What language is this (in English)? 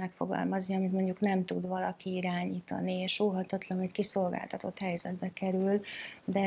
Hungarian